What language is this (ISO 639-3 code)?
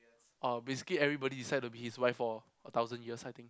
eng